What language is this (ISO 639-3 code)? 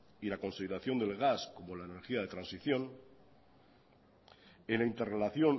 spa